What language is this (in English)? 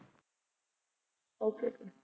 Punjabi